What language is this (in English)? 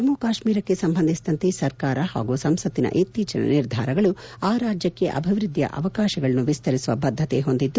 Kannada